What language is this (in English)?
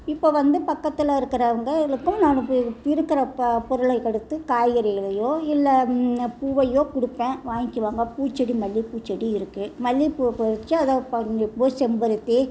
Tamil